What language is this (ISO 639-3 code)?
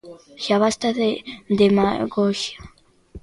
glg